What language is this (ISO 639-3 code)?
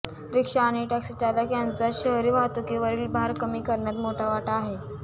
mar